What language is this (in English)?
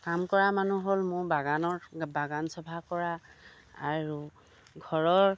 Assamese